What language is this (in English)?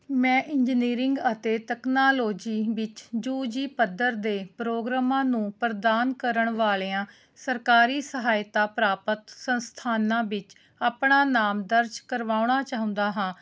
Punjabi